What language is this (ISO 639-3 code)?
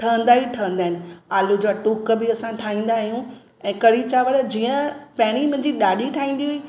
snd